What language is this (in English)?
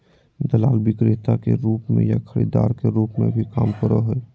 Magahi